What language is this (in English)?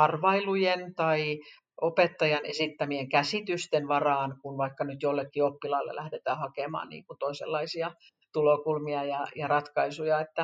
Finnish